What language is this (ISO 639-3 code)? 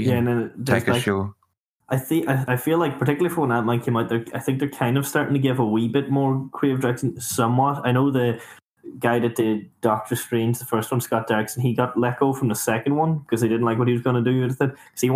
eng